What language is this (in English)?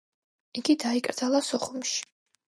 Georgian